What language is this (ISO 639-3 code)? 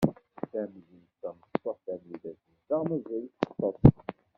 kab